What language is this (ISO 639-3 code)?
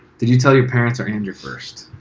eng